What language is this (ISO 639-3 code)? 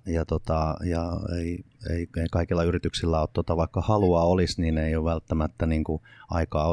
fin